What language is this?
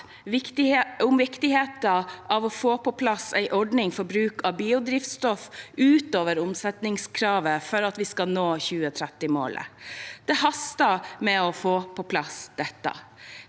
Norwegian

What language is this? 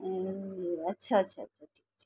Nepali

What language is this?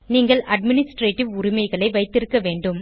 Tamil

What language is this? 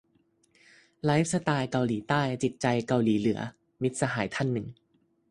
Thai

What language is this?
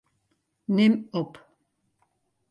Western Frisian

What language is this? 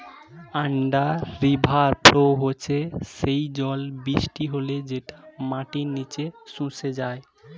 Bangla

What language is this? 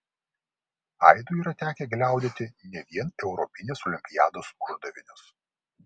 Lithuanian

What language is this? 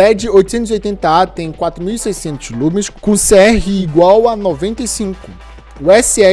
Portuguese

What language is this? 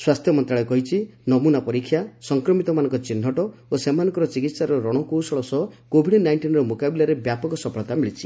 Odia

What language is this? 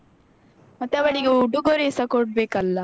Kannada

